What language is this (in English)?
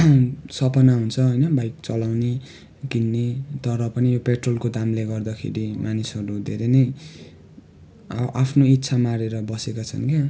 Nepali